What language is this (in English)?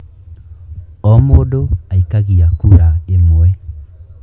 Kikuyu